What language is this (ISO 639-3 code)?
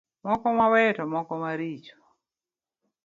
luo